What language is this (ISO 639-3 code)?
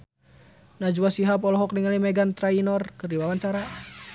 sun